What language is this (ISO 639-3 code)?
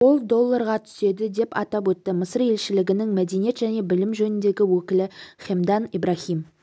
kaz